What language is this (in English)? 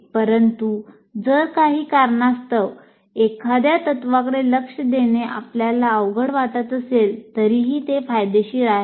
Marathi